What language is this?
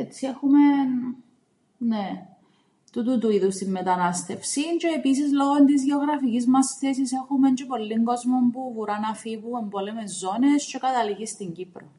Greek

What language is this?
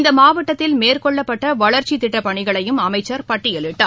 Tamil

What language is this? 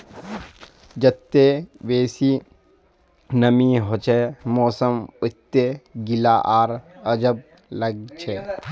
Magahi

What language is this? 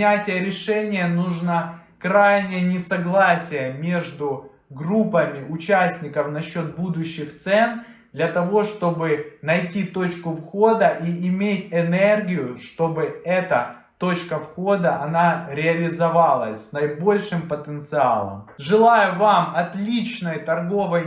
Russian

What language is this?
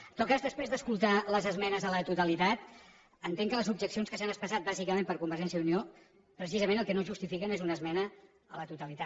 Catalan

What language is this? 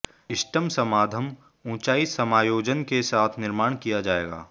Hindi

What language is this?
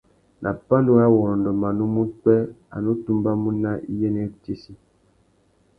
Tuki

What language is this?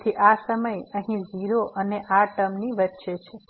Gujarati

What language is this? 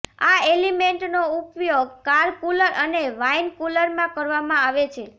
Gujarati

